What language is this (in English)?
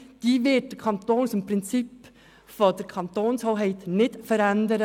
Swiss German